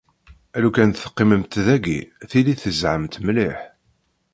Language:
Kabyle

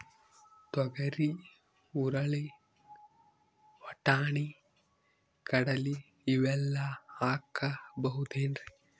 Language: Kannada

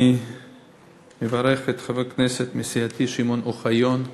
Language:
Hebrew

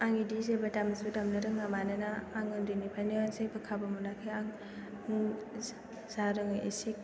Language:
Bodo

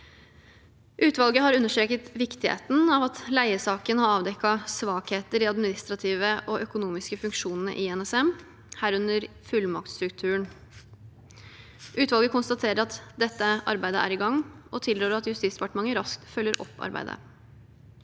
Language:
Norwegian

